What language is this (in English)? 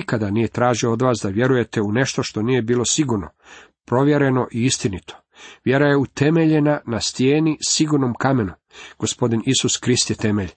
Croatian